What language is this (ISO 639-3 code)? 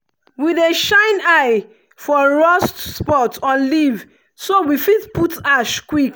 pcm